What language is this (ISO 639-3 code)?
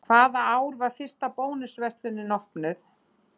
isl